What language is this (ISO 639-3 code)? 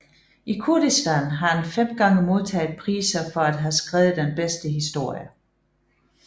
dan